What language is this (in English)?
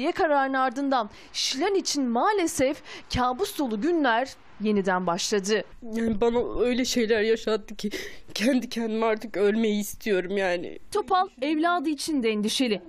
Turkish